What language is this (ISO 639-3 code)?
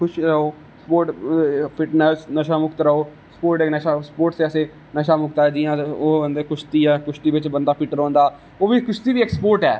doi